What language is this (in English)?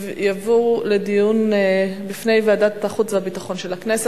Hebrew